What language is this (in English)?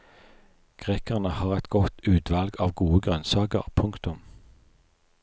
Norwegian